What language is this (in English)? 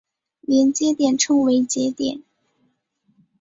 Chinese